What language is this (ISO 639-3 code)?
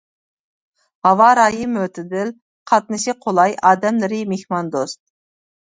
uig